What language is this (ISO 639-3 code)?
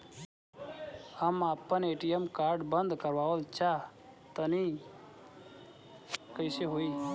bho